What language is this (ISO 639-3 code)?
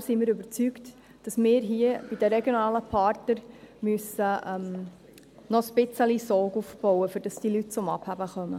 gsw